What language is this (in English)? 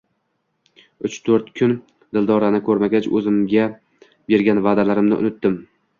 Uzbek